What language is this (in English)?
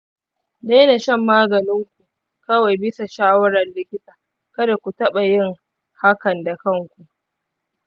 Hausa